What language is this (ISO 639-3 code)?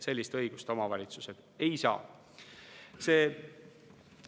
est